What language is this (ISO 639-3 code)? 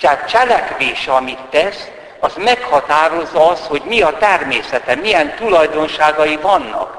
hun